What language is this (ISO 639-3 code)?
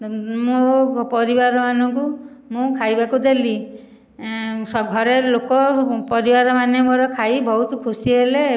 ori